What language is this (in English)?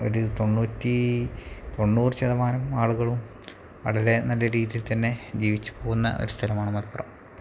Malayalam